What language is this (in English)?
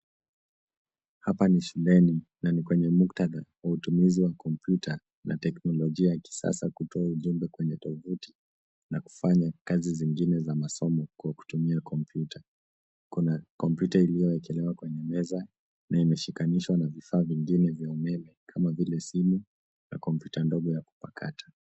Swahili